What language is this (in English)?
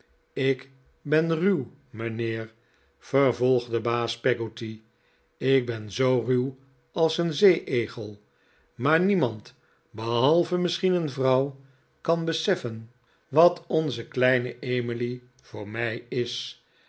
Dutch